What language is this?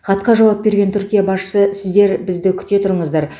Kazakh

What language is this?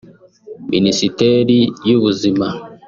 Kinyarwanda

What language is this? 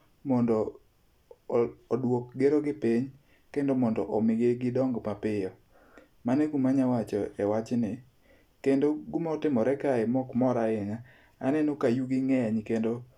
Luo (Kenya and Tanzania)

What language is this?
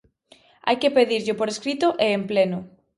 Galician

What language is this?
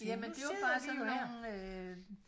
Danish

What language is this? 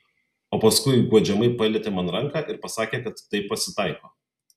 Lithuanian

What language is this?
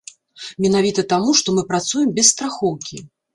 Belarusian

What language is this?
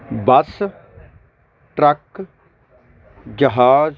Punjabi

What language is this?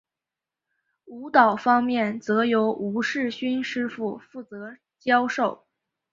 Chinese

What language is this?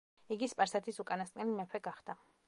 Georgian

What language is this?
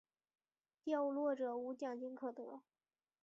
Chinese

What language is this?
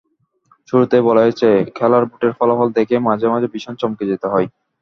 Bangla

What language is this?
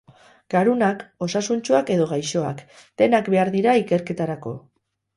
Basque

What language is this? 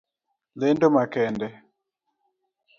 Luo (Kenya and Tanzania)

